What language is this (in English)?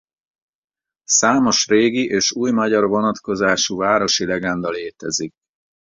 Hungarian